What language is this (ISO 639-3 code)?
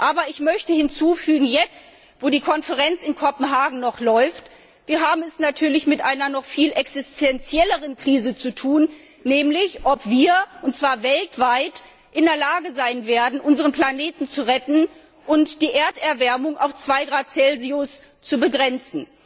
deu